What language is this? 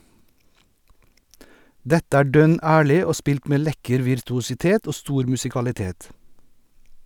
Norwegian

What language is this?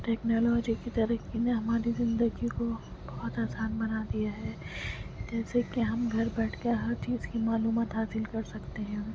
Urdu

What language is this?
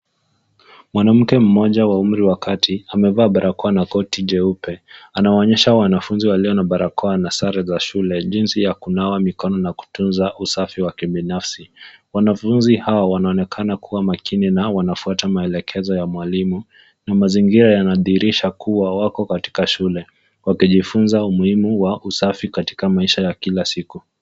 Swahili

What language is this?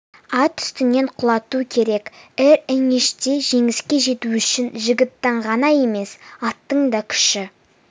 Kazakh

